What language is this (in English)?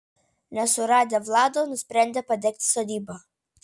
Lithuanian